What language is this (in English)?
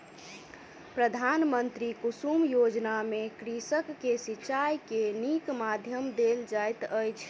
Maithili